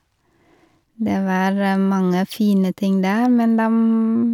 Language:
Norwegian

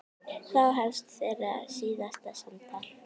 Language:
Icelandic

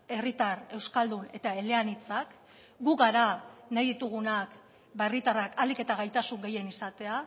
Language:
Basque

